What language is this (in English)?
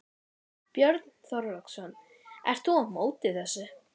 Icelandic